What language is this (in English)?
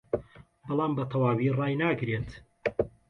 Central Kurdish